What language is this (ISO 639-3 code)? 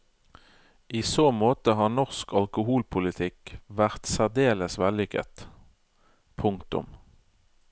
nor